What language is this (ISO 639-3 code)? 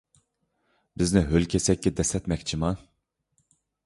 uig